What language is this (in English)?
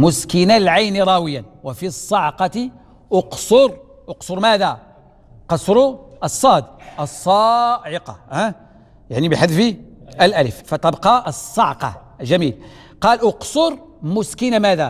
Arabic